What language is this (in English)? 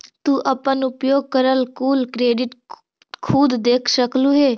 Magahi